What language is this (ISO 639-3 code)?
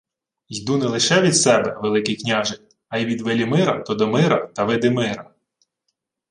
ukr